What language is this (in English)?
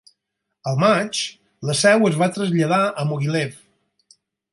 Catalan